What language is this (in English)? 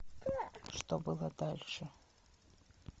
Russian